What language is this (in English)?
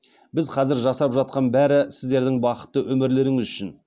Kazakh